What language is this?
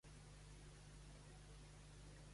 Catalan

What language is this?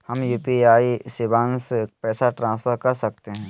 Magahi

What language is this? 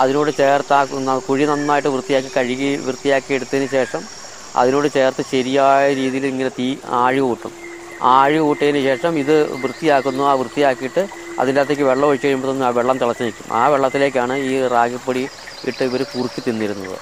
Malayalam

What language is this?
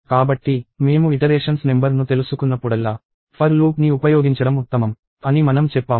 Telugu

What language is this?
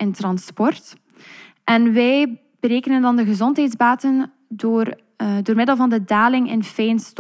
Dutch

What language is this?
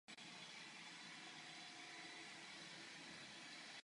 Czech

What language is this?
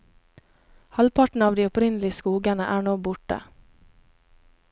Norwegian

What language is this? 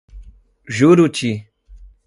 Portuguese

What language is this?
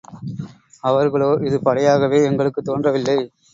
Tamil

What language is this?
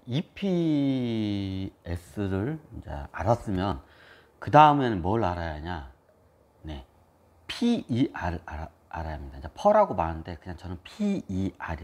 Korean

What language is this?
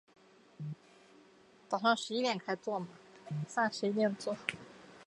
Chinese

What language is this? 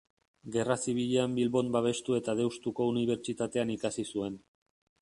Basque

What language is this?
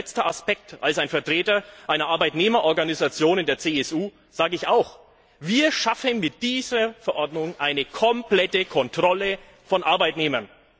German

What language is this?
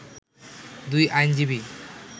Bangla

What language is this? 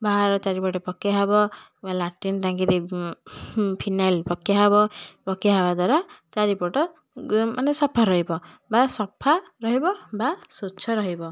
Odia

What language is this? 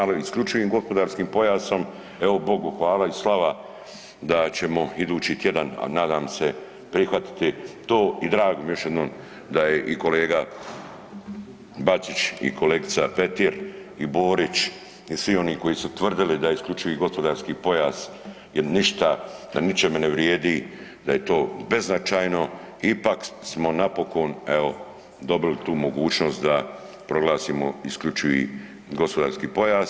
Croatian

